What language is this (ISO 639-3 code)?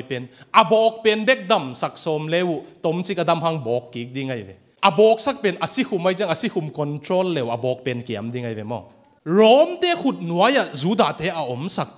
tha